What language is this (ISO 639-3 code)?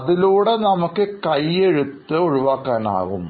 mal